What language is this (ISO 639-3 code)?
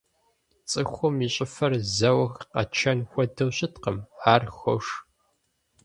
kbd